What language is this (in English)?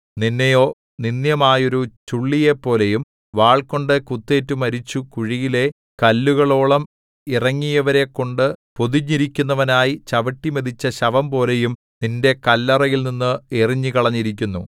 Malayalam